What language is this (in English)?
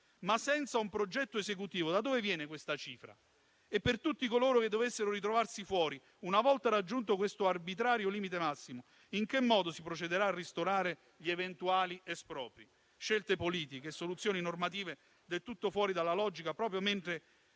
Italian